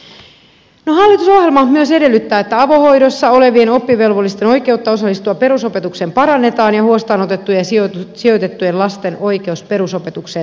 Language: Finnish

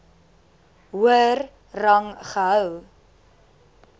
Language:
Afrikaans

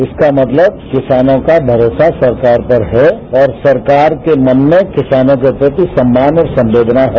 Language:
Hindi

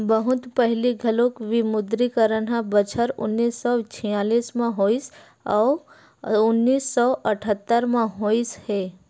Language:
Chhattisgarhi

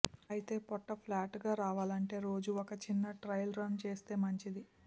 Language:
Telugu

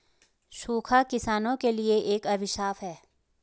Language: Hindi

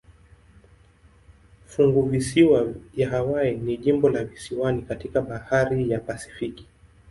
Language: Swahili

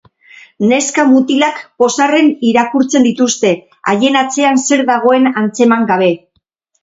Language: Basque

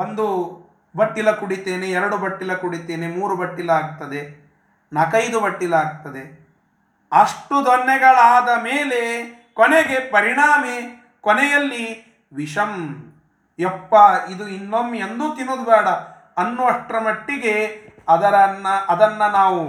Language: Kannada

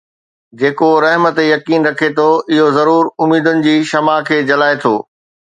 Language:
Sindhi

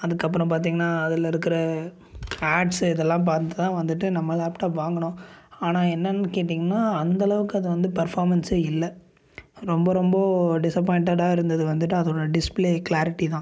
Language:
Tamil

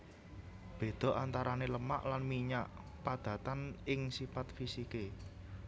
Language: Javanese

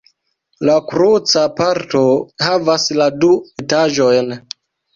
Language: Esperanto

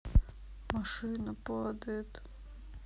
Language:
Russian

